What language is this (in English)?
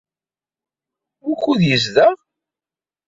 Kabyle